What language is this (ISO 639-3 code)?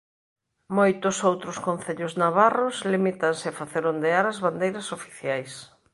glg